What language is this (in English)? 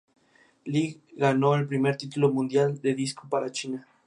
Spanish